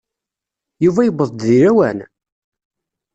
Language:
Kabyle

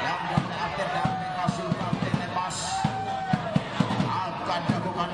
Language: Indonesian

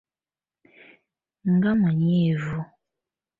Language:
Ganda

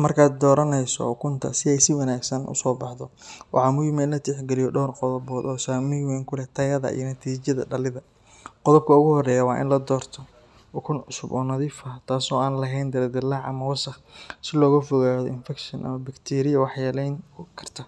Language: Somali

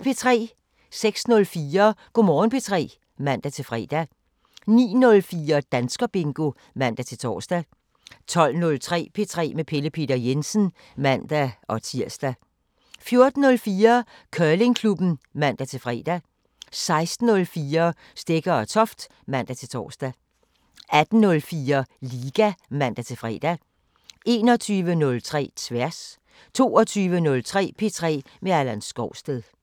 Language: Danish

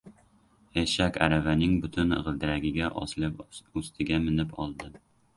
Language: Uzbek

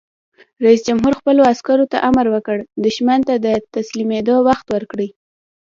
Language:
Pashto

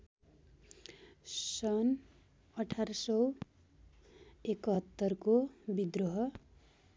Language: Nepali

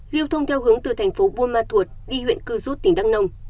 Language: Vietnamese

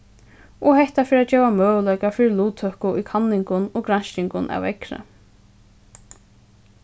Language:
Faroese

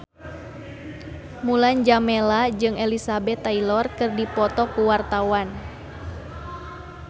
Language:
Sundanese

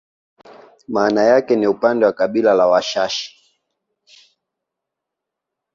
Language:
Swahili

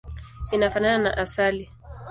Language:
Swahili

